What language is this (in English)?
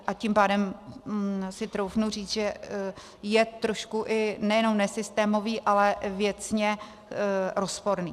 Czech